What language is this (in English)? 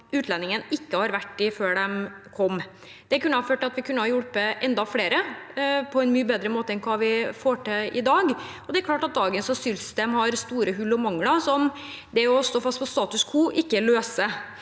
Norwegian